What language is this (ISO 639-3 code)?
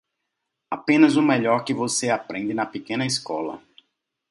por